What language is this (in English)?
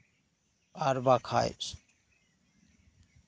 Santali